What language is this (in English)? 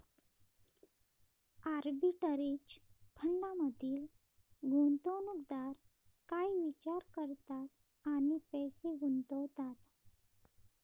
Marathi